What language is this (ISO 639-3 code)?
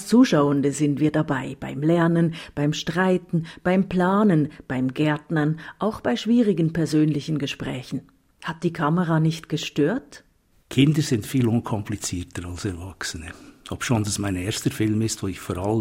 deu